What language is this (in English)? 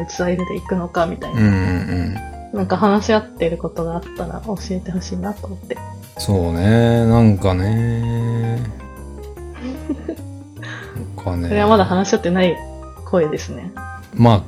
Japanese